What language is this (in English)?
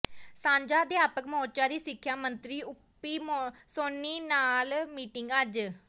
Punjabi